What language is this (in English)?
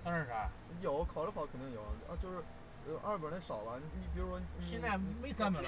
Chinese